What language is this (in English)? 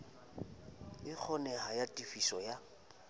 Southern Sotho